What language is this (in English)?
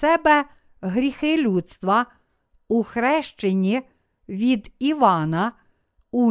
Ukrainian